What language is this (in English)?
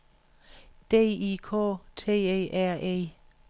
Danish